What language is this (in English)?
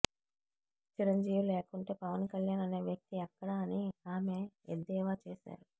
Telugu